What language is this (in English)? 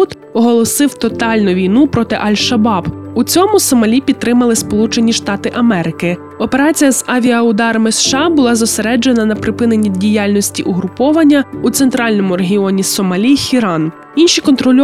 Ukrainian